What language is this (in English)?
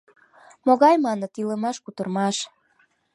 Mari